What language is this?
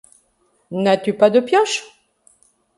French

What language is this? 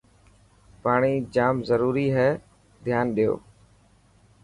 Dhatki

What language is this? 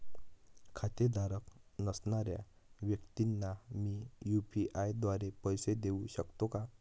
Marathi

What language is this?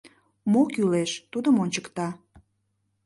Mari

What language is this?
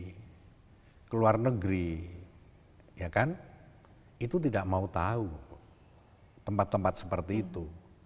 Indonesian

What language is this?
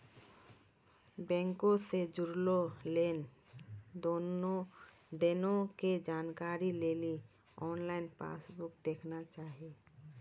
Maithili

